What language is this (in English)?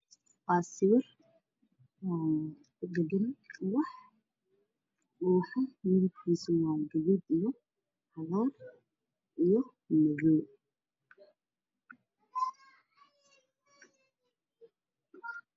Somali